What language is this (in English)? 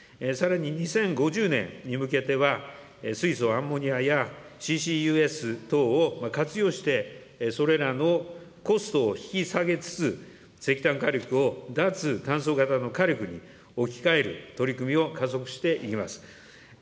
Japanese